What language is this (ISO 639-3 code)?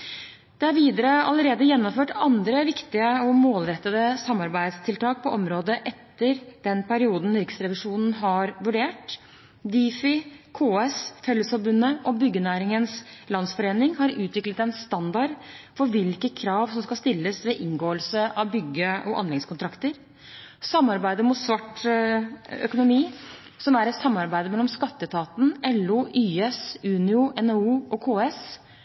nob